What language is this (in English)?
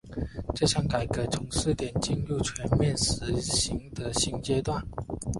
Chinese